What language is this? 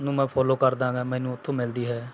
Punjabi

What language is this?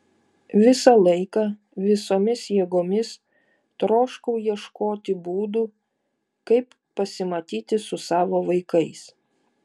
Lithuanian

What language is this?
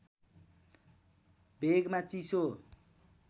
Nepali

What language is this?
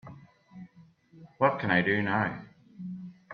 English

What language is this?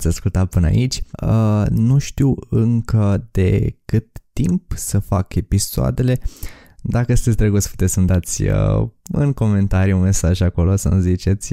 Romanian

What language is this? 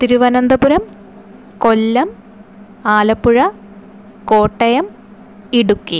Malayalam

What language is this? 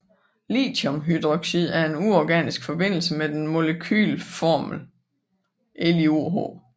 Danish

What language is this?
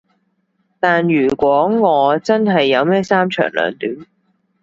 Cantonese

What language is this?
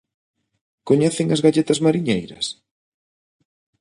Galician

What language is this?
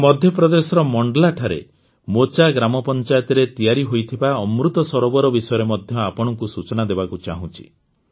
Odia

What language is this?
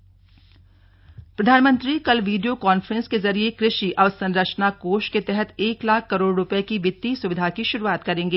Hindi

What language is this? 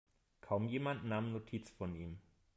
German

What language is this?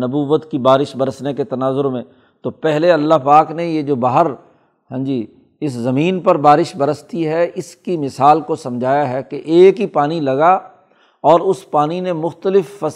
Urdu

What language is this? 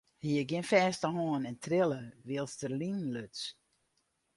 Western Frisian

